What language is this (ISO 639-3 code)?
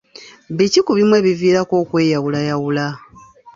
lug